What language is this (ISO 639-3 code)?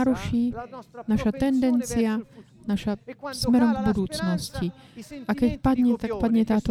slk